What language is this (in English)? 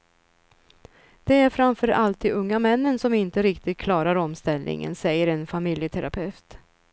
Swedish